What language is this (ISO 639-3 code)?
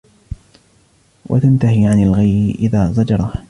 ara